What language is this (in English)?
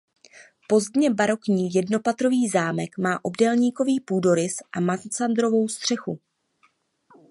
Czech